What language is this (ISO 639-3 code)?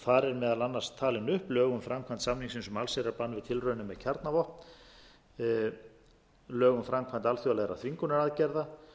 isl